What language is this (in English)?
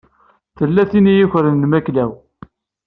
Kabyle